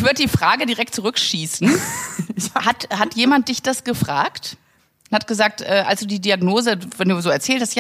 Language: German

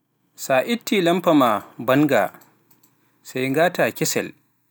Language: Pular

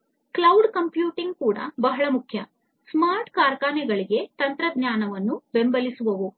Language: Kannada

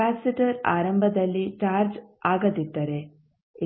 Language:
Kannada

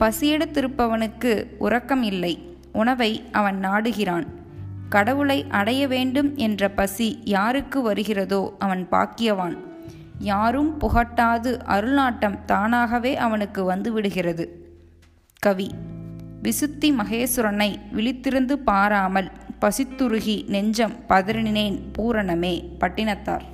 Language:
Tamil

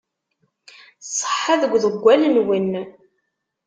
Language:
Kabyle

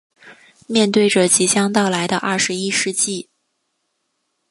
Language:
Chinese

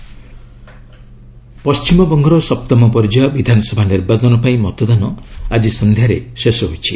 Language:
Odia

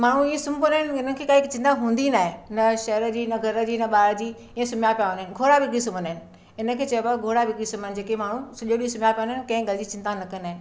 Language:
Sindhi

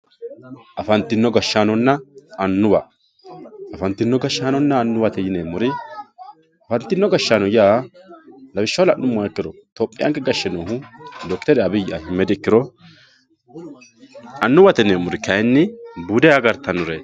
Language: Sidamo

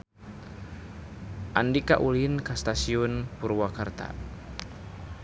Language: Sundanese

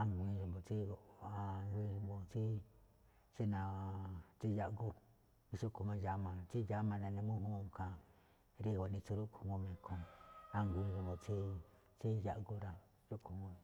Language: Malinaltepec Me'phaa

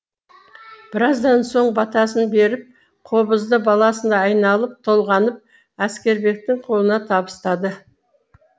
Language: Kazakh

